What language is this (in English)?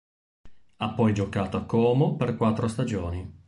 Italian